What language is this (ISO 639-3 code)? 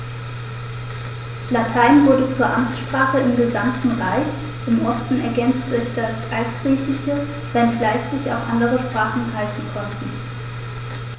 deu